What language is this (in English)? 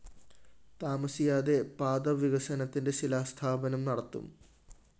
Malayalam